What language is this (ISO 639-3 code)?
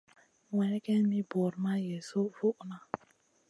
mcn